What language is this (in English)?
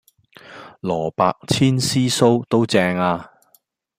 Cantonese